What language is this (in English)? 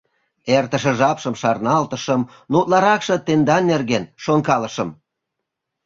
Mari